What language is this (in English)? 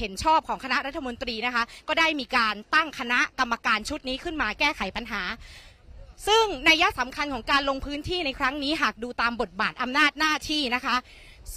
Thai